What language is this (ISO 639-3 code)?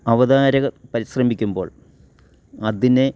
mal